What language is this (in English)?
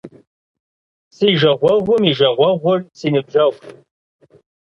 Kabardian